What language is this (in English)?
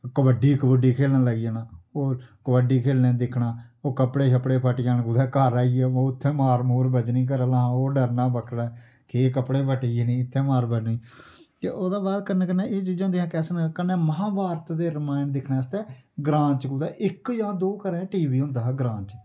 Dogri